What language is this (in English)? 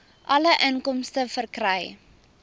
Afrikaans